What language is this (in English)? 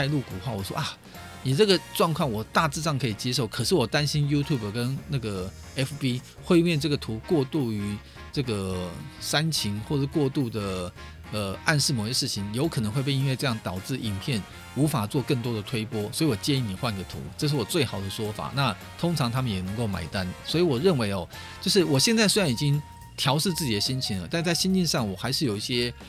Chinese